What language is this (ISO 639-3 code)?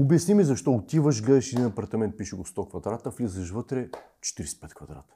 bul